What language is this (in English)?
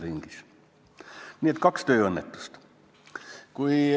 Estonian